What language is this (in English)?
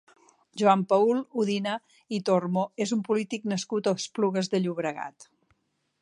Catalan